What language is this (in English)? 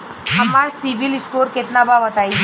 Bhojpuri